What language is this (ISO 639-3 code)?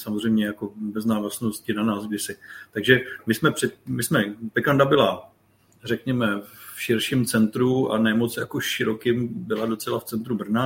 ces